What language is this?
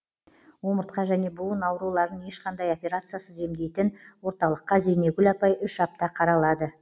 Kazakh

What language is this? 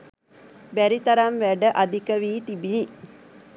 Sinhala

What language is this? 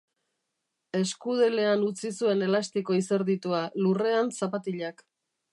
Basque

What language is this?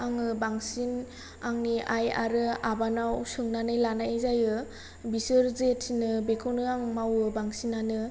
Bodo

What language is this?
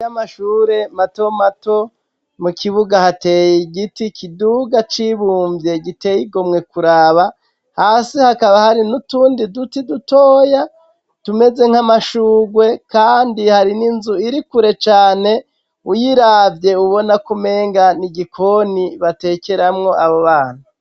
Rundi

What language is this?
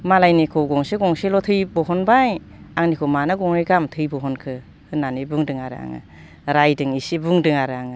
Bodo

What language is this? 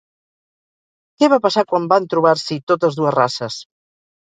Catalan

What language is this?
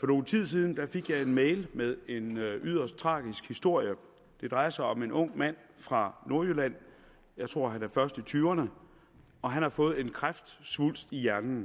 Danish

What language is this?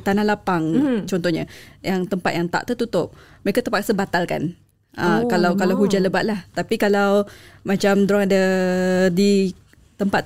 Malay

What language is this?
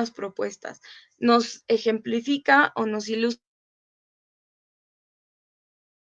Spanish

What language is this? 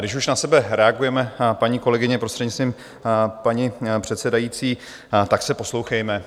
Czech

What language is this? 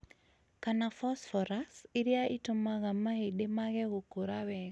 Kikuyu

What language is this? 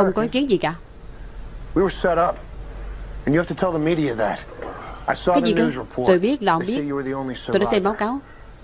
Vietnamese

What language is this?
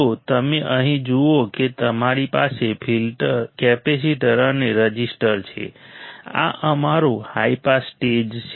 Gujarati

